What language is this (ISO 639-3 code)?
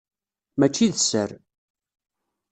kab